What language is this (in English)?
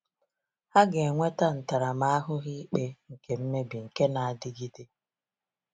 Igbo